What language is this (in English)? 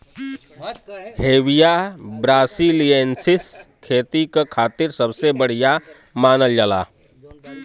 Bhojpuri